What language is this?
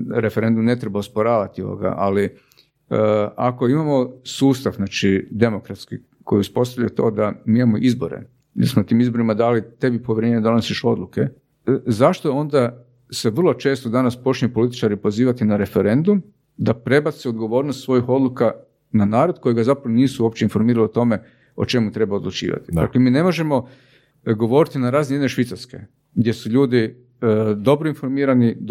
Croatian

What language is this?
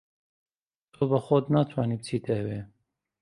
Central Kurdish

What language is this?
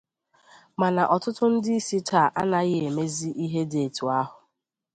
Igbo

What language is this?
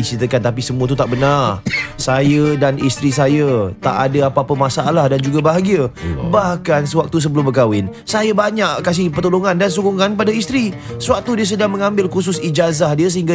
Malay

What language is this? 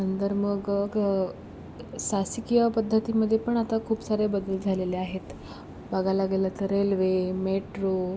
Marathi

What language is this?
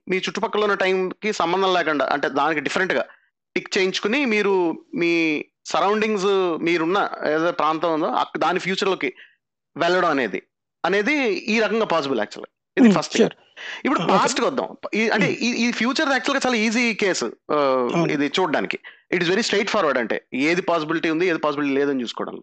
Telugu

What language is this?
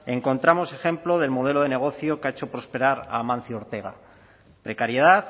Spanish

